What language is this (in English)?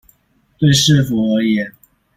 Chinese